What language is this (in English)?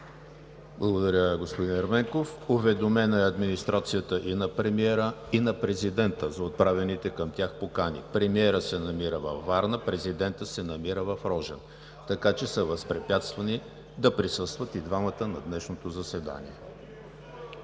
Bulgarian